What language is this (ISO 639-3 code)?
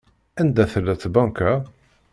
kab